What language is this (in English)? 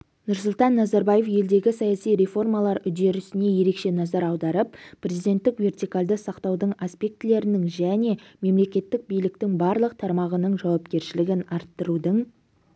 Kazakh